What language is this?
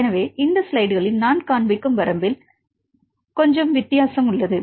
Tamil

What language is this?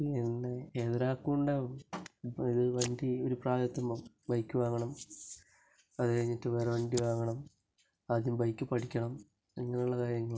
Malayalam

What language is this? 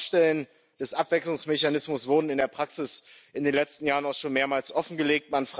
German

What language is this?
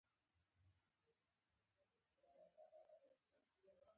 Pashto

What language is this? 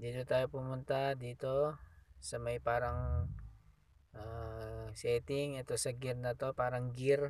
Filipino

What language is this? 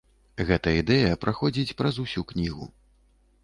Belarusian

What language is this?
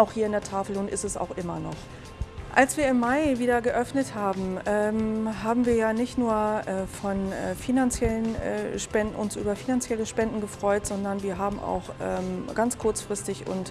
German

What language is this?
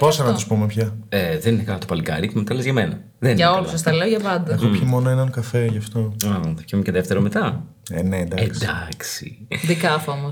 Greek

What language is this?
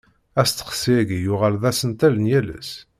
Kabyle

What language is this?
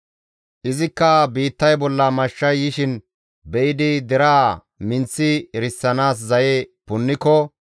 Gamo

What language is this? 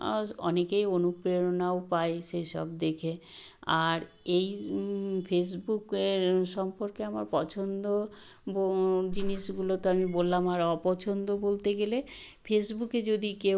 Bangla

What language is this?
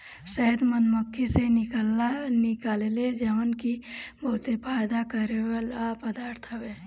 Bhojpuri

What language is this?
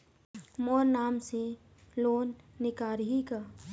Chhattisgarhi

